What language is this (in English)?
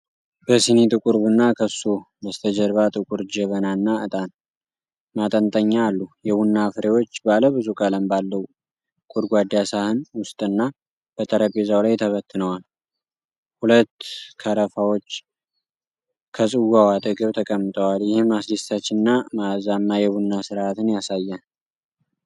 Amharic